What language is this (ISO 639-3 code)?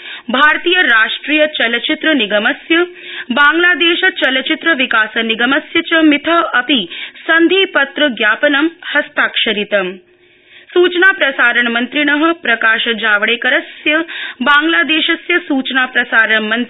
san